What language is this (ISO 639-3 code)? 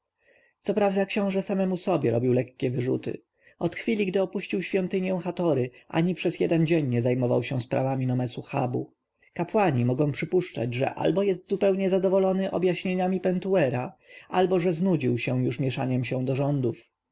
pol